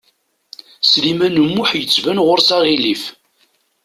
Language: Kabyle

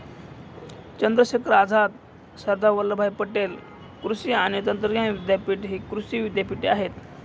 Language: Marathi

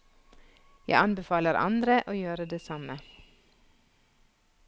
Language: Norwegian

